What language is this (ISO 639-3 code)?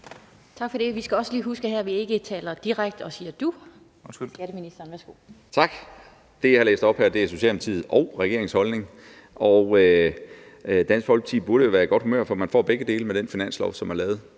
dan